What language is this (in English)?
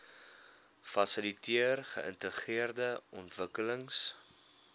Afrikaans